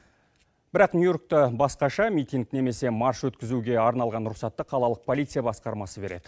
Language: Kazakh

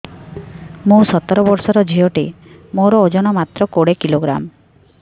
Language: Odia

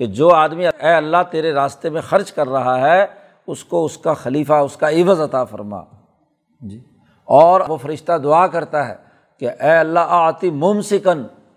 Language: Urdu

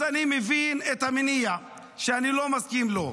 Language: Hebrew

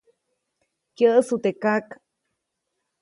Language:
Copainalá Zoque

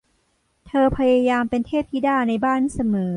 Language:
Thai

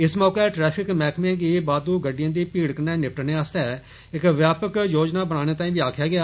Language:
Dogri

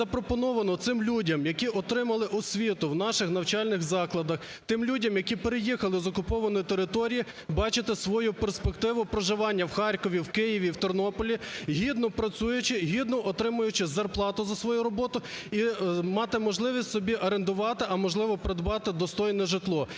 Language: Ukrainian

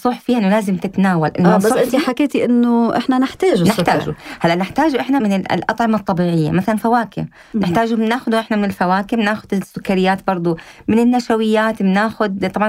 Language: Arabic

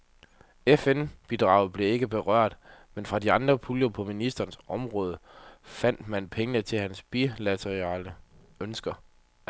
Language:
Danish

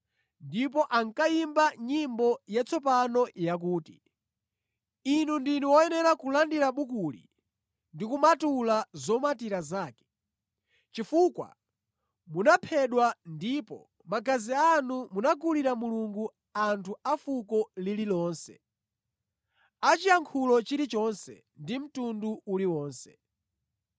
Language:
Nyanja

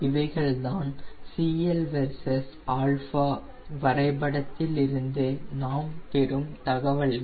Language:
Tamil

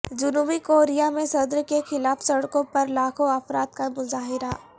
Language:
Urdu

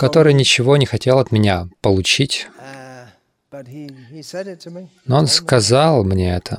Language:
Russian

